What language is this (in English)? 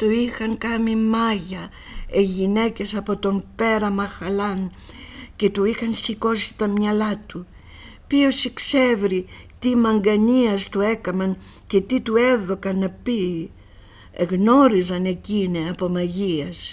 Greek